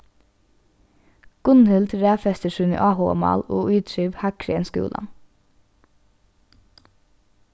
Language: Faroese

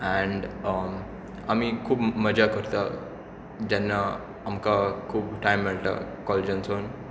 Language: Konkani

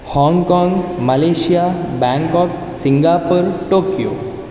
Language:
Sanskrit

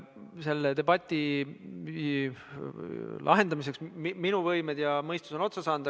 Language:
Estonian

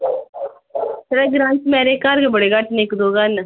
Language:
Dogri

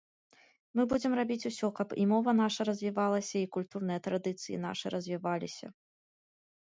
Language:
Belarusian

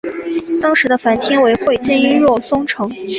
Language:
Chinese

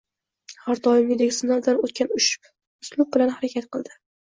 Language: Uzbek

